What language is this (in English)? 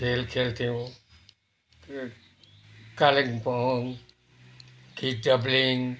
Nepali